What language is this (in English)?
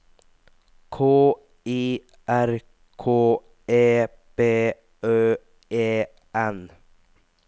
Norwegian